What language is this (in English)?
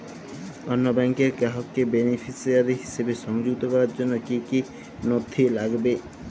Bangla